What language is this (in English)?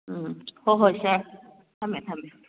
Manipuri